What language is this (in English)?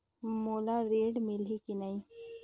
Chhattisgarhi